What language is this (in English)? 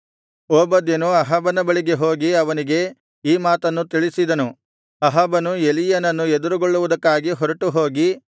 Kannada